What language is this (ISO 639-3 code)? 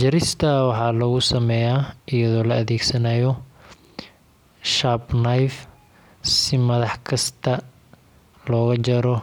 som